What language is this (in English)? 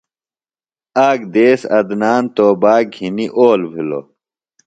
Phalura